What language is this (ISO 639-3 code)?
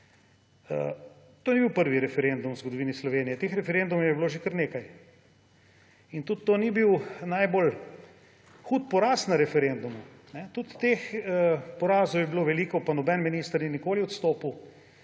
slv